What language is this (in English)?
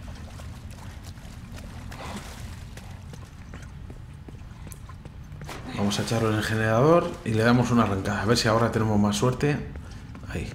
Spanish